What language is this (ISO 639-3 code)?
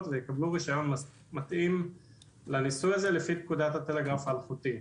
heb